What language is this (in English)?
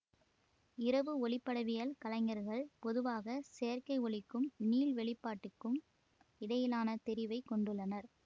Tamil